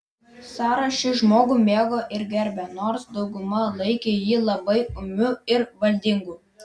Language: Lithuanian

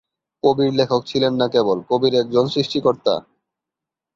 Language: Bangla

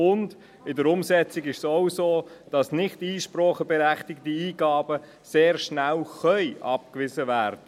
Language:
Swiss German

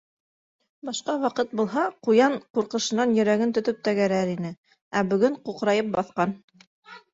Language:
Bashkir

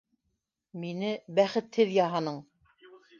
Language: Bashkir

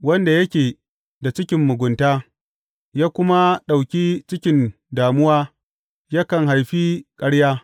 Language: Hausa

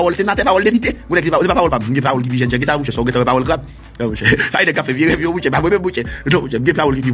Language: French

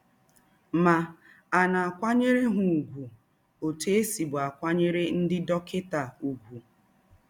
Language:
Igbo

